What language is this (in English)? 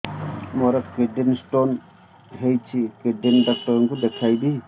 Odia